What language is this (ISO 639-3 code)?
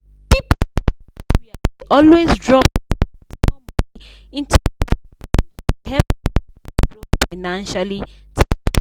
pcm